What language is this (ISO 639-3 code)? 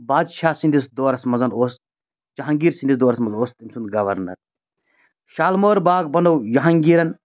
kas